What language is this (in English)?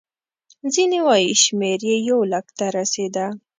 Pashto